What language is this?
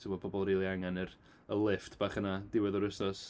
Welsh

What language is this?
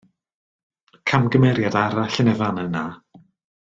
Welsh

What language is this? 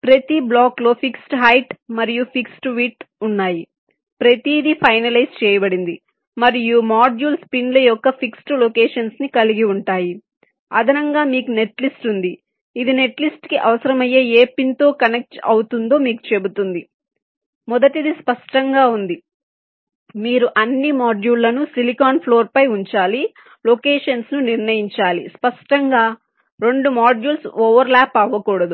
Telugu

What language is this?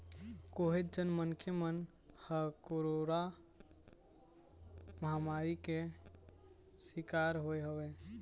Chhattisgarhi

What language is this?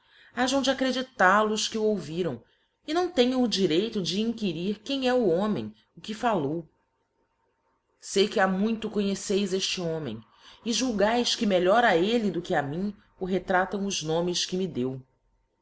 Portuguese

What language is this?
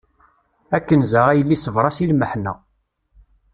Kabyle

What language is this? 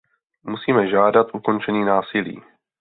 Czech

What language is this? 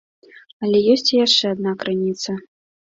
Belarusian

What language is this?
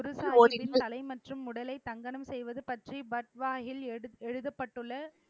Tamil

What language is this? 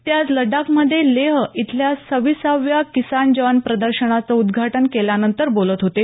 Marathi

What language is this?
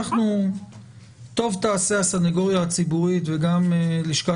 Hebrew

